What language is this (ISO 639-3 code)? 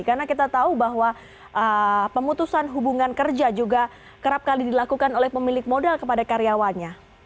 ind